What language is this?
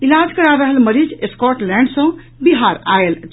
Maithili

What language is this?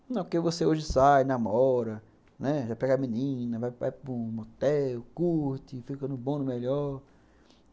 Portuguese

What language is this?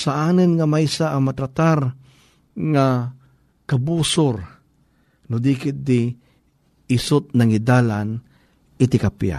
Filipino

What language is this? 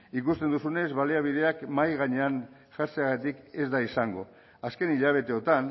Basque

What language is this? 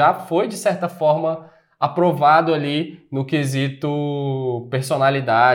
Portuguese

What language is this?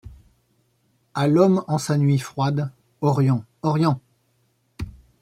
French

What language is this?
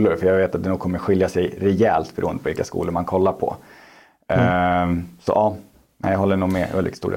Swedish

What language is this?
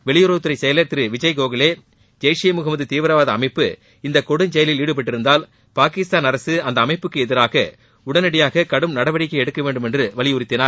Tamil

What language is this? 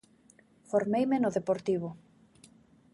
Galician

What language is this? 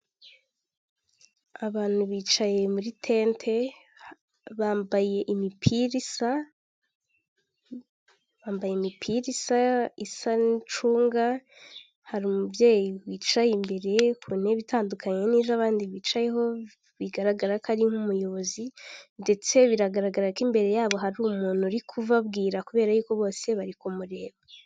Kinyarwanda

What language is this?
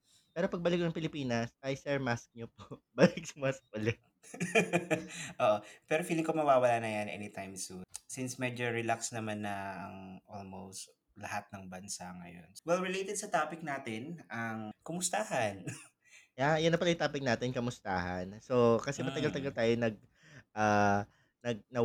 Filipino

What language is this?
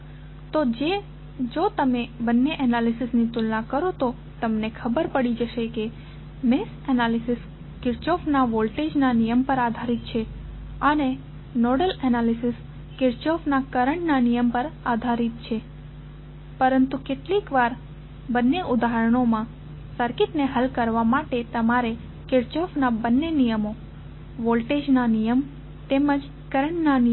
Gujarati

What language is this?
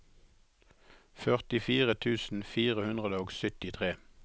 Norwegian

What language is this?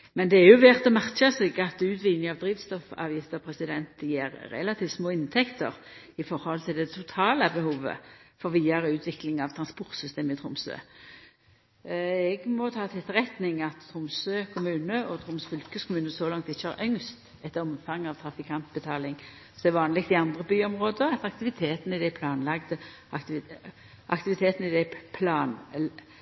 Norwegian Nynorsk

